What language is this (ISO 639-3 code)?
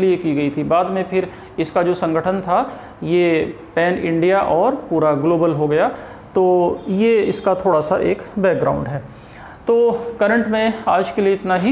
hin